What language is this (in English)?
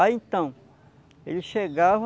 Portuguese